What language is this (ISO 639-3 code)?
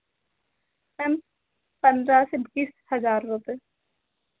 hin